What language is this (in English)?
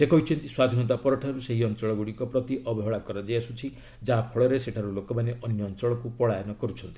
Odia